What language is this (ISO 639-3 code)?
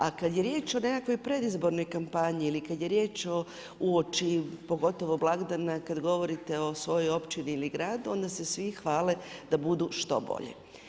hrv